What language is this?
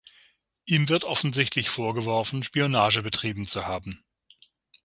German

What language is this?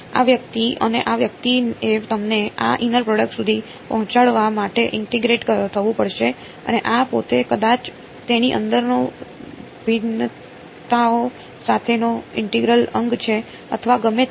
Gujarati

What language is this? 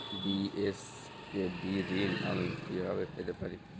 Bangla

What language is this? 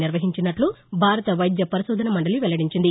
Telugu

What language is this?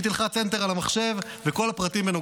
Hebrew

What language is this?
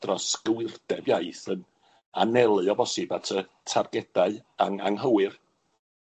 Welsh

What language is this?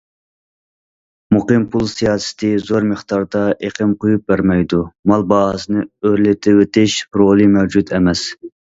Uyghur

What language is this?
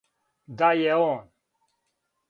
Serbian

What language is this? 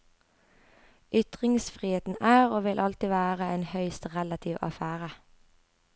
Norwegian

